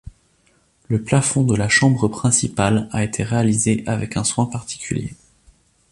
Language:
French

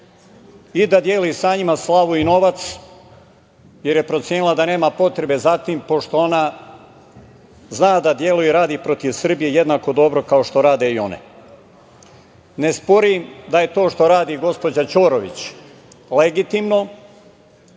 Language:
Serbian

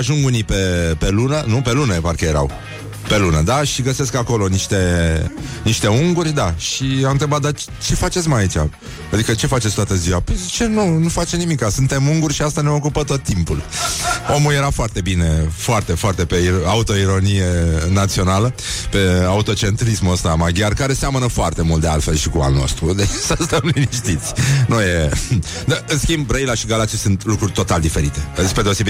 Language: Romanian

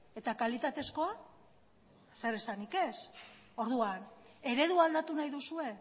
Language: Basque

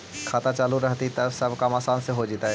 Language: Magahi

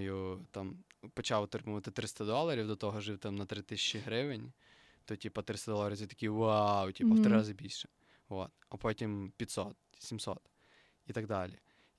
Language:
Ukrainian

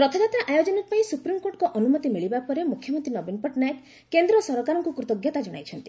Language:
Odia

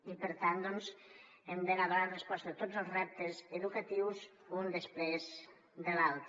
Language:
Catalan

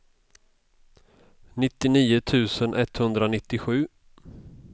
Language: Swedish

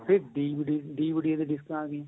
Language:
Punjabi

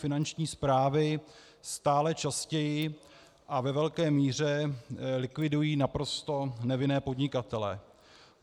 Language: Czech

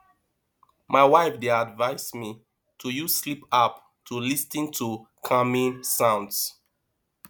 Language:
Nigerian Pidgin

